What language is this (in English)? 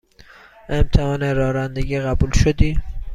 Persian